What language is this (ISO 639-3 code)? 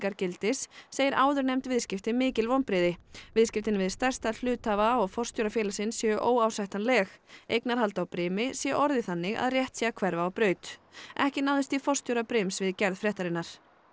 isl